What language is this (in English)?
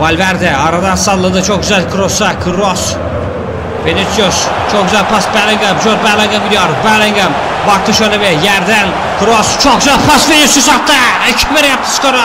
Turkish